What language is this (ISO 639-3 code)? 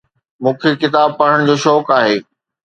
snd